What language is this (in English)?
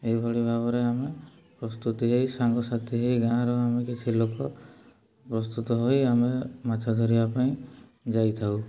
Odia